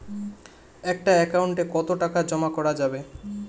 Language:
Bangla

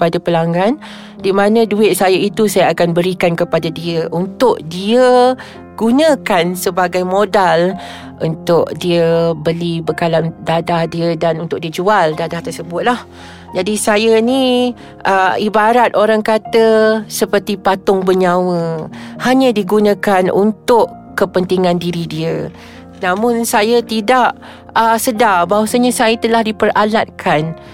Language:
Malay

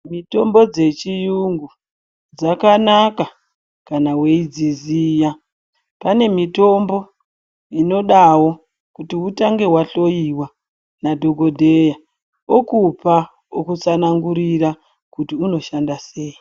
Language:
Ndau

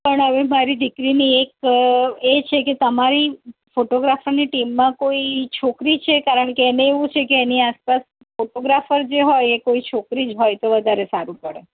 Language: Gujarati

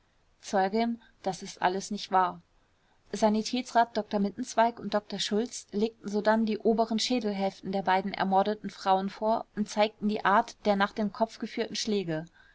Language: German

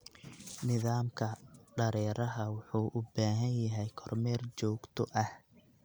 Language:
Somali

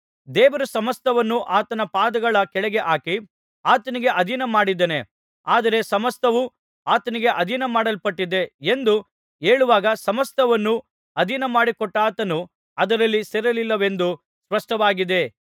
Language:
Kannada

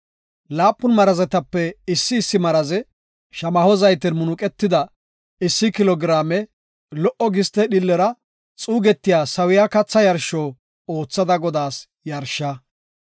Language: Gofa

